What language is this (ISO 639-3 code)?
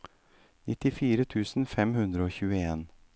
nor